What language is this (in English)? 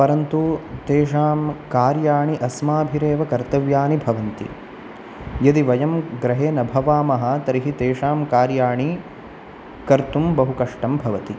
Sanskrit